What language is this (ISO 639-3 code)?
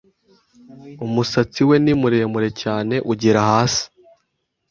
kin